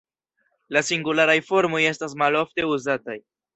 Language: Esperanto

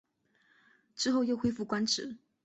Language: Chinese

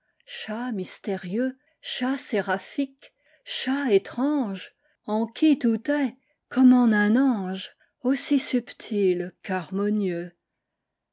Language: French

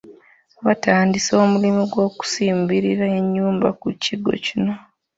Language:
Ganda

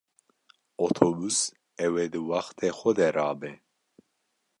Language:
Kurdish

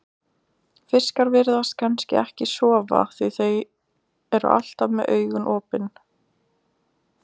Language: Icelandic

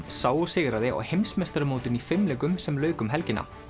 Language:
Icelandic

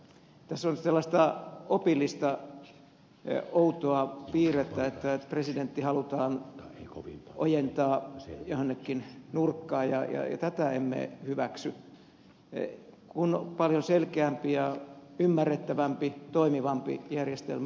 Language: Finnish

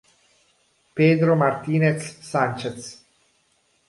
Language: Italian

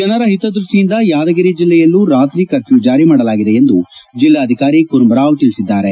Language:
Kannada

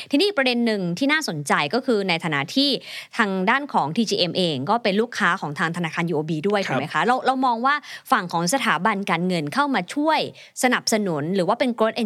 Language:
Thai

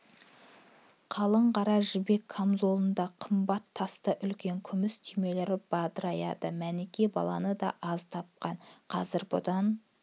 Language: Kazakh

